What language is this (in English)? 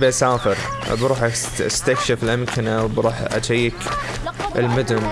Arabic